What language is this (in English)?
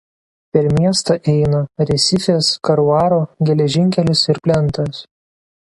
Lithuanian